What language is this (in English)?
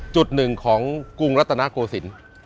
Thai